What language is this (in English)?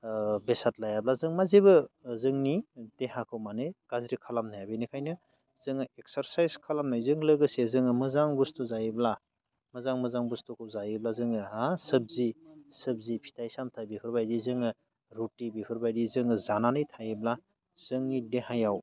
Bodo